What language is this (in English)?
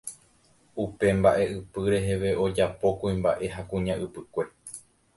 Guarani